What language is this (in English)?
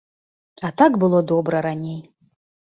Belarusian